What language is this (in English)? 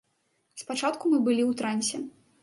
Belarusian